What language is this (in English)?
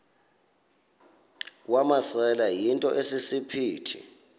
Xhosa